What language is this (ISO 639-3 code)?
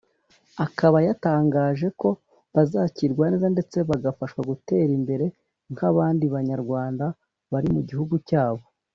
kin